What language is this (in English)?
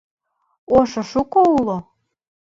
Mari